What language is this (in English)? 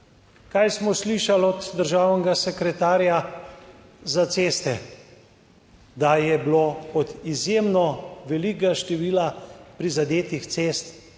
Slovenian